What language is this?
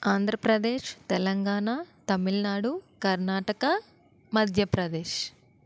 Telugu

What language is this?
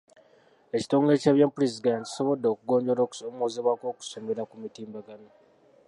Ganda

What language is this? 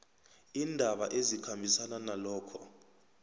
South Ndebele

